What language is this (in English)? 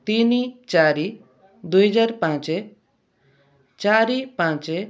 Odia